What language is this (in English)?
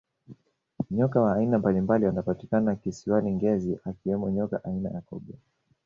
Swahili